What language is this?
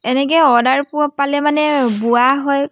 Assamese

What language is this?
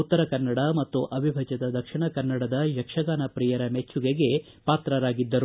Kannada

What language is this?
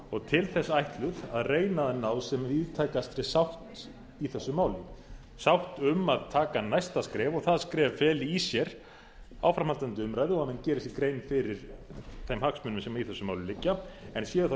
Icelandic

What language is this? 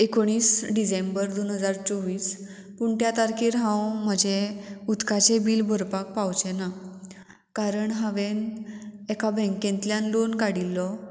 Konkani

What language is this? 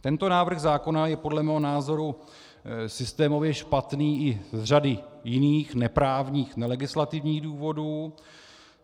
Czech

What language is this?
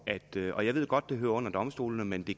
Danish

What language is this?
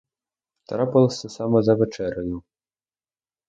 Ukrainian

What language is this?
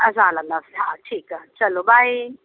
Sindhi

